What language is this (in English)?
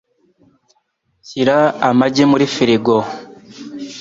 Kinyarwanda